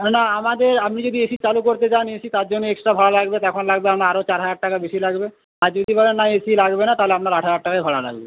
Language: Bangla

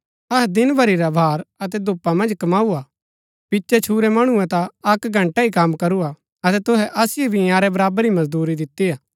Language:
Gaddi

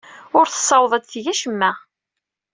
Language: Kabyle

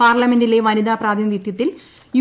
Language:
Malayalam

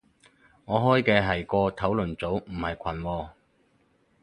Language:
Cantonese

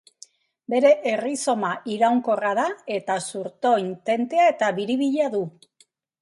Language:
Basque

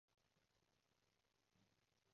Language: Cantonese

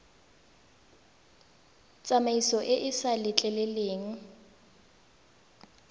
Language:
Tswana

